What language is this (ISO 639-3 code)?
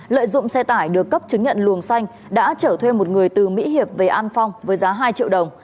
vie